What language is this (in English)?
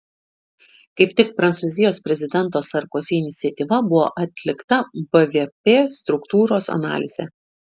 Lithuanian